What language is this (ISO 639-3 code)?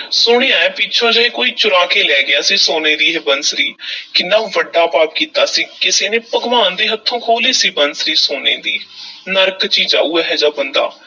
pan